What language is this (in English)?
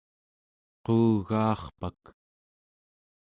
Central Yupik